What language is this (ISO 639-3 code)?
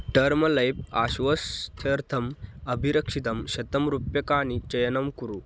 san